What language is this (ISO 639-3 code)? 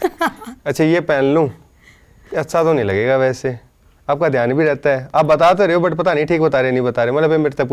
pan